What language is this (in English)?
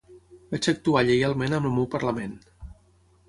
Catalan